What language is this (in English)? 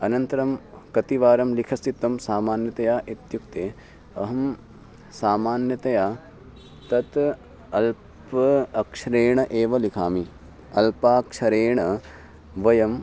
Sanskrit